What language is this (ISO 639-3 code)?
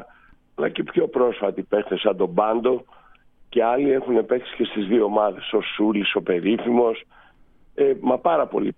ell